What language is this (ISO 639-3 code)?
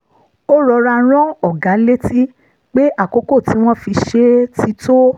yor